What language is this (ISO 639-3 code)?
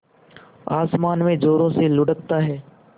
hin